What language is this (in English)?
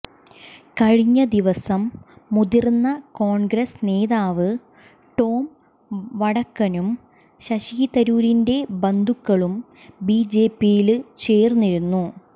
Malayalam